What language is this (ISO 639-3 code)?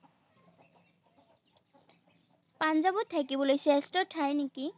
asm